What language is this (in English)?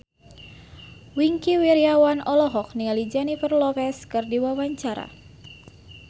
Sundanese